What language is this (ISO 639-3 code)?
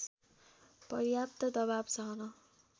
nep